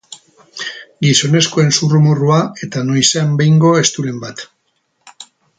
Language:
Basque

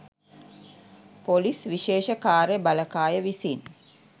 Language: Sinhala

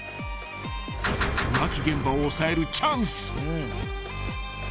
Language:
Japanese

